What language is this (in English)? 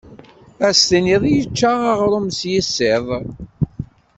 Kabyle